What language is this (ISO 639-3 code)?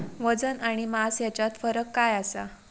mar